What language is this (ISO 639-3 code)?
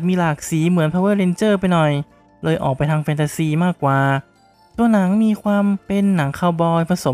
tha